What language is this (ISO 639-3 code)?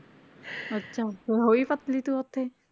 pan